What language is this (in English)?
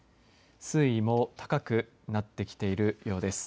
Japanese